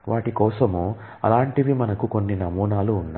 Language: Telugu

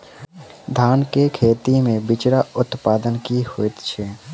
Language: Maithili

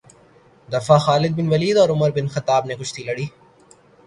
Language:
Urdu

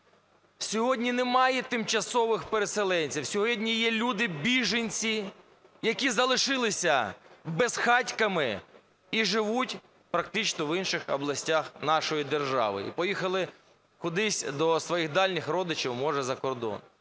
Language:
Ukrainian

